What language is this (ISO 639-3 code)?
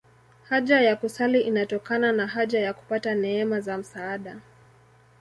swa